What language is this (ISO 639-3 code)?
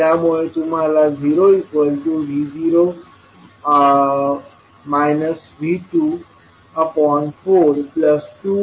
mar